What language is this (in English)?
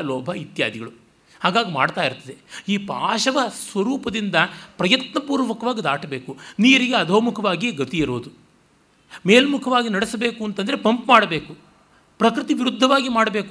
Kannada